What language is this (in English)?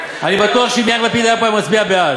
Hebrew